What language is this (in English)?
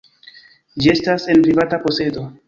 Esperanto